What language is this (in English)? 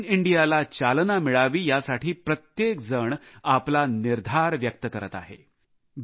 Marathi